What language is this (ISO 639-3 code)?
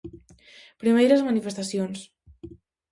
glg